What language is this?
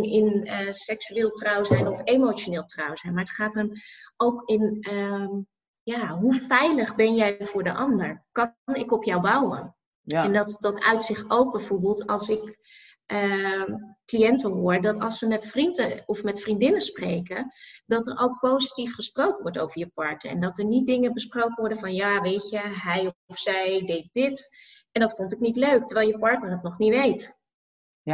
Dutch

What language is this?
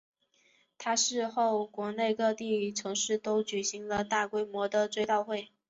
Chinese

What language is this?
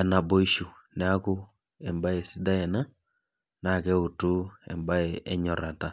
Masai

